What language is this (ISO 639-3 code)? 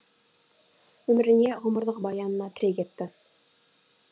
kaz